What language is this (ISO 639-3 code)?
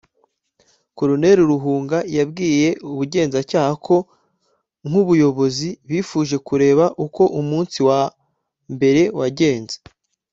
kin